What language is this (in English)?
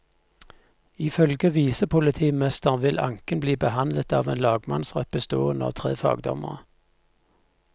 Norwegian